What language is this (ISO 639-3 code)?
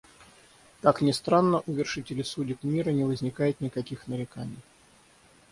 rus